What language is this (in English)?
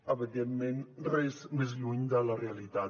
Catalan